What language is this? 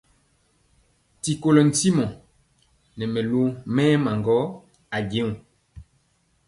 Mpiemo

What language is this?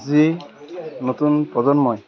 Assamese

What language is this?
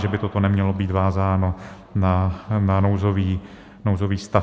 Czech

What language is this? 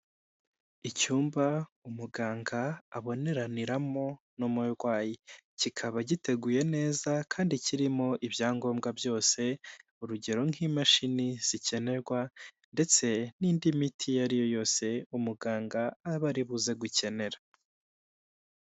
Kinyarwanda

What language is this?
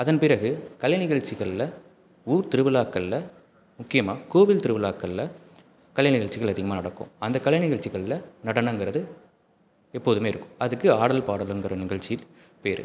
Tamil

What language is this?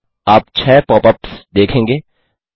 Hindi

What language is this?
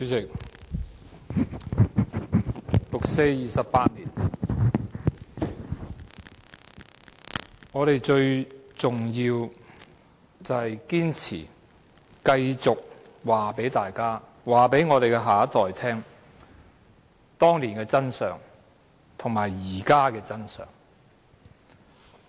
Cantonese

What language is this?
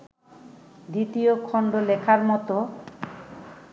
Bangla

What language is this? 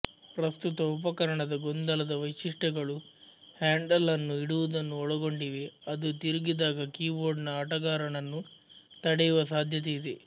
Kannada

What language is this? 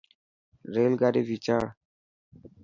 Dhatki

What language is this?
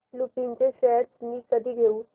Marathi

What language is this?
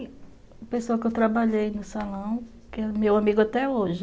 Portuguese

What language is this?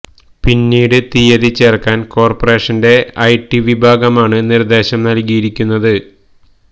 Malayalam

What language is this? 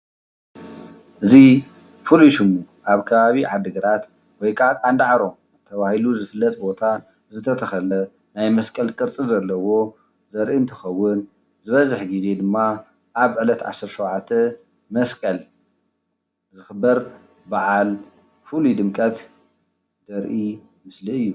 Tigrinya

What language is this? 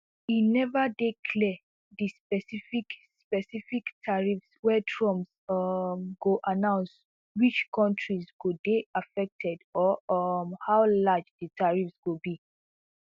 Nigerian Pidgin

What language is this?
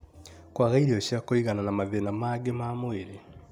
Kikuyu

